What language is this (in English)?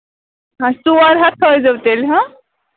Kashmiri